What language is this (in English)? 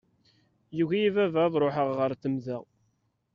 Kabyle